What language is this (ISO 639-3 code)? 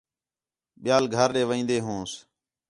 xhe